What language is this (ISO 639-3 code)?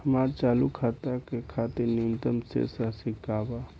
bho